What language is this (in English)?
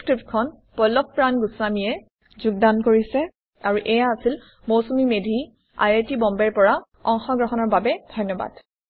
Assamese